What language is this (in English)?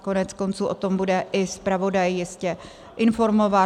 Czech